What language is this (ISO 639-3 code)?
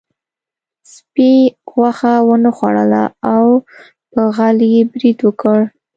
pus